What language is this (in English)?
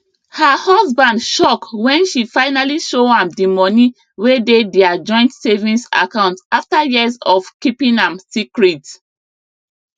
Nigerian Pidgin